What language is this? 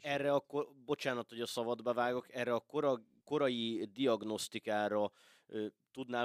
Hungarian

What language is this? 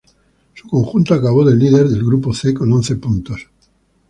Spanish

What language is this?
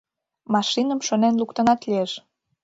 Mari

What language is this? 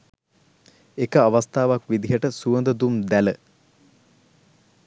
Sinhala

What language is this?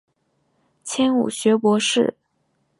Chinese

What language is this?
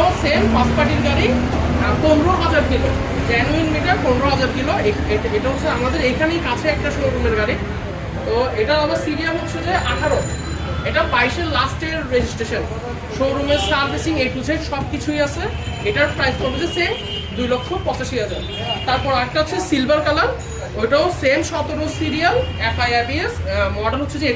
Bangla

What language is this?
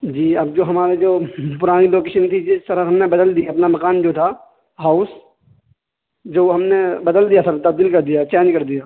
Urdu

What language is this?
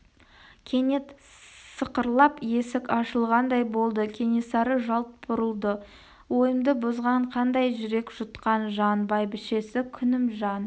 Kazakh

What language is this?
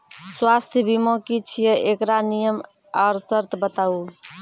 Maithili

